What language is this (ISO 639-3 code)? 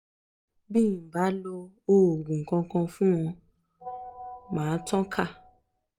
yor